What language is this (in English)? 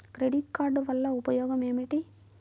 Telugu